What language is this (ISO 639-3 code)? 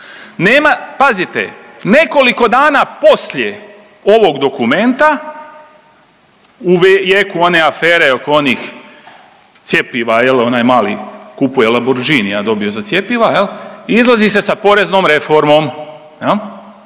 hrv